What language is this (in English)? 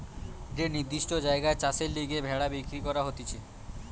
Bangla